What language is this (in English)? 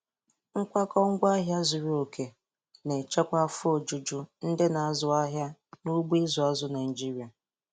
Igbo